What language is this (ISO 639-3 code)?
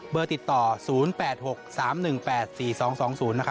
tha